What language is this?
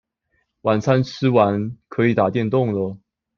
Chinese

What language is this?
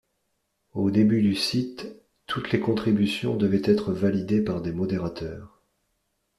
French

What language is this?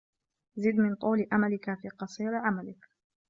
Arabic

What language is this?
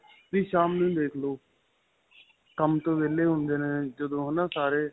Punjabi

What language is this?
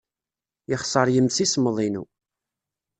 Kabyle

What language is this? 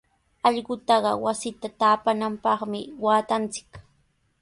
Sihuas Ancash Quechua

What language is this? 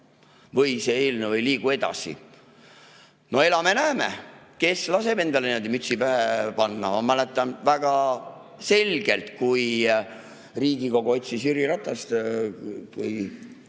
Estonian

